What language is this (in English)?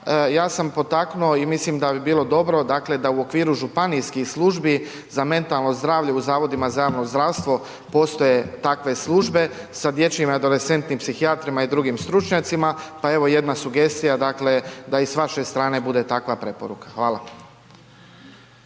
Croatian